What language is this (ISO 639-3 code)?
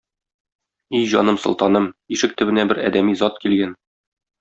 tat